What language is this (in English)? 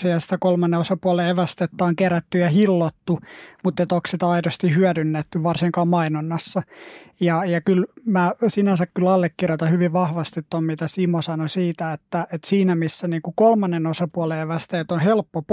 Finnish